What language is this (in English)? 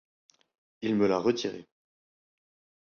French